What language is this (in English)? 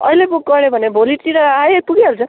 Nepali